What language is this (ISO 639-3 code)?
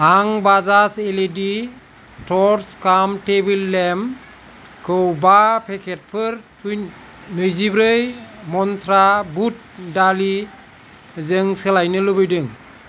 brx